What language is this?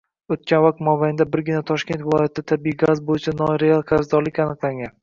Uzbek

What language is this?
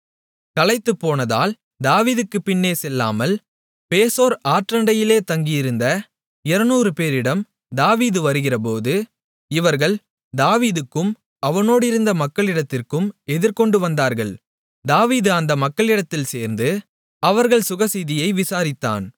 Tamil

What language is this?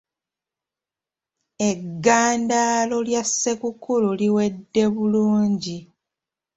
Ganda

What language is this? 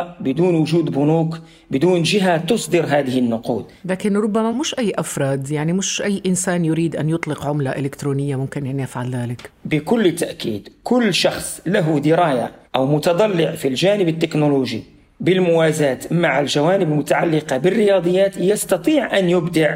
Arabic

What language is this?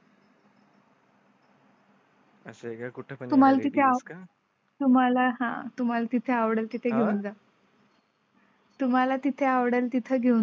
Marathi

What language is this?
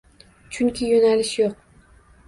Uzbek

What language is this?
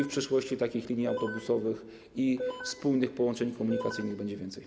Polish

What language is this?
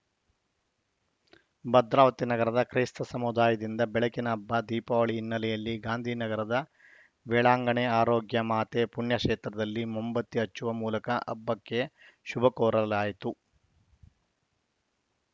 Kannada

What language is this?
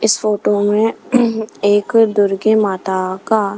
Hindi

